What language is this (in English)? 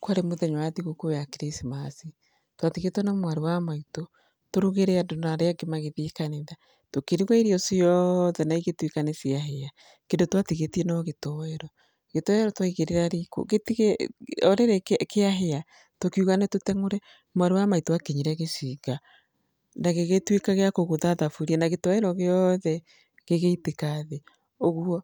Kikuyu